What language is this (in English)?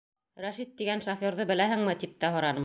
Bashkir